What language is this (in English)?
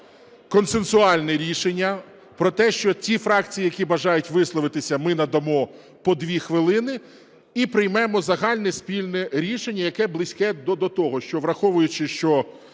Ukrainian